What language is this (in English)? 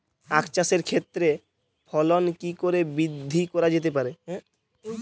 Bangla